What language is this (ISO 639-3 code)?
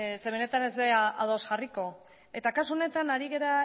eus